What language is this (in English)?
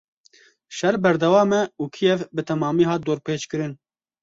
Kurdish